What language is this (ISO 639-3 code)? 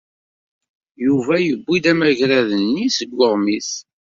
kab